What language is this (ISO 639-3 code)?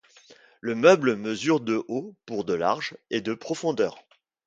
fra